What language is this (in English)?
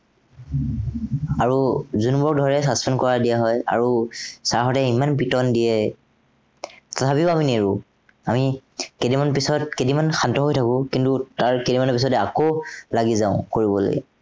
Assamese